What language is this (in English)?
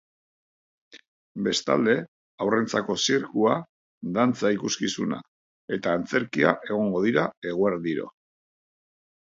Basque